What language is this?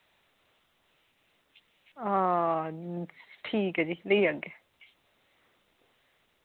Dogri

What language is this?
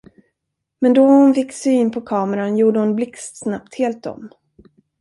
Swedish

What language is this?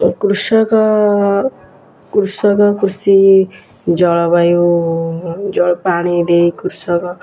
Odia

